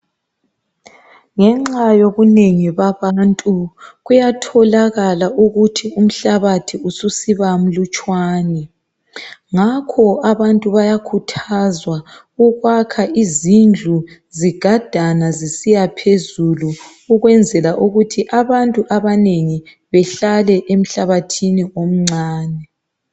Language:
North Ndebele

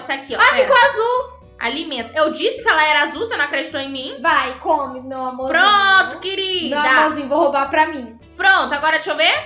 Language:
Portuguese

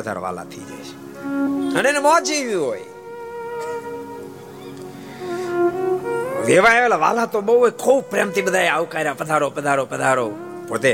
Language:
Gujarati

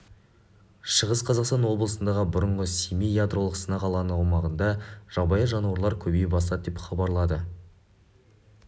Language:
Kazakh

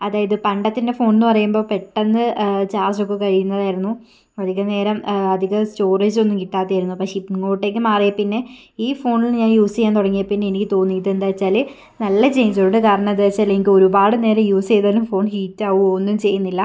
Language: Malayalam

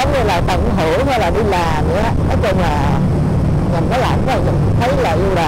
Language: Vietnamese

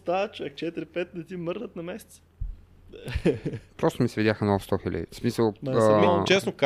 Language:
Bulgarian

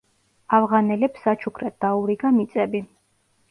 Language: Georgian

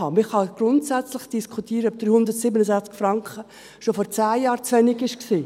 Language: Swiss German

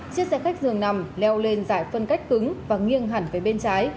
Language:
Vietnamese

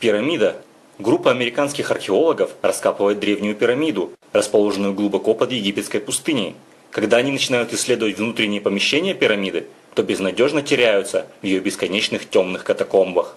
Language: Russian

